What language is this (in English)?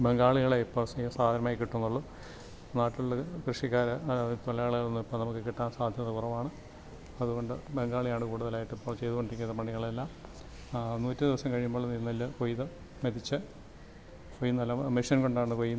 Malayalam